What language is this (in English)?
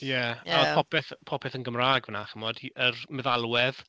Welsh